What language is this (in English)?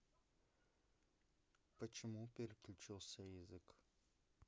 Russian